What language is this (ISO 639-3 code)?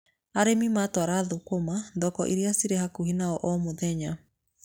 kik